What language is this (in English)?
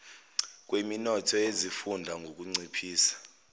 Zulu